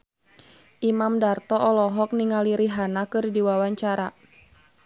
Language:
Sundanese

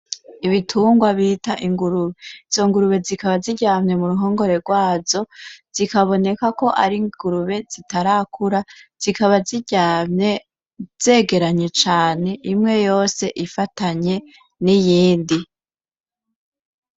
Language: Rundi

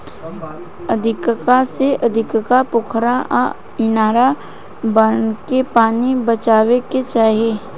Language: Bhojpuri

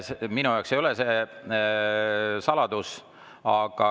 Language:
Estonian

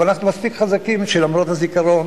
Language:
Hebrew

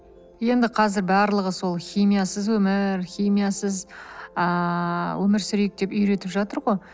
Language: Kazakh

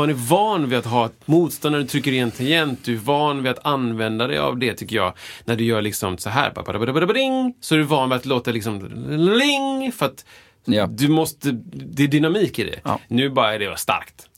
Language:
Swedish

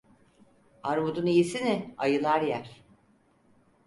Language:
Turkish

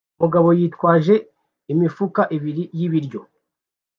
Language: Kinyarwanda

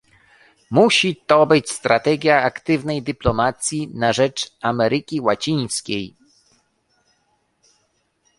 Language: Polish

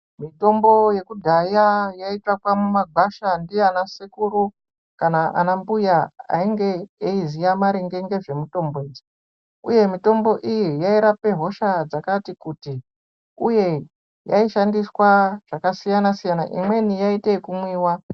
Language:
Ndau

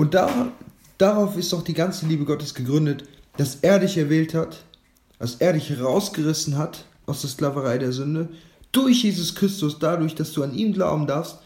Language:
German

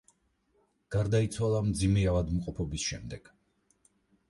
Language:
Georgian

